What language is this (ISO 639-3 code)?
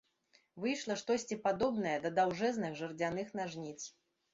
bel